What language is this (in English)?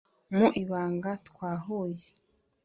Kinyarwanda